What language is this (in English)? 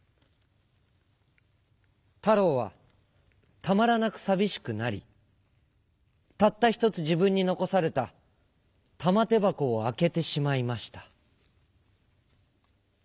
Japanese